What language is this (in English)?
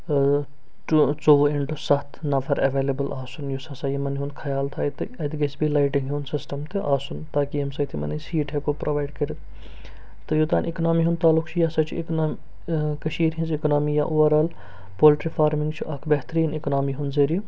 Kashmiri